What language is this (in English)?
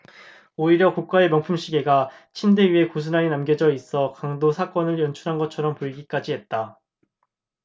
Korean